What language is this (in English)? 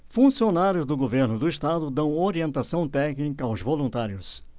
Portuguese